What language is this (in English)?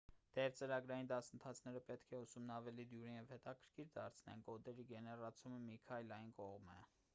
Armenian